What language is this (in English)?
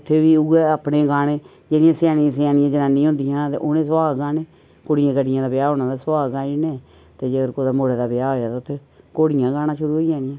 Dogri